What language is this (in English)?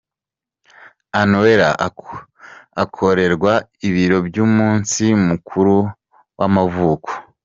Kinyarwanda